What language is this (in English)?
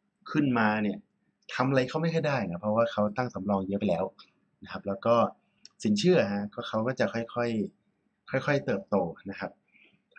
Thai